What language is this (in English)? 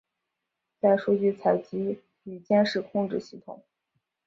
Chinese